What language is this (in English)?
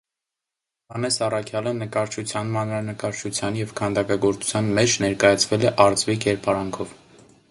Armenian